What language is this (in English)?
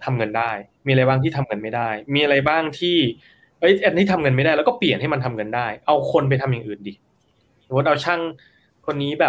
Thai